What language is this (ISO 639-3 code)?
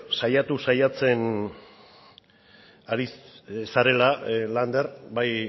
eus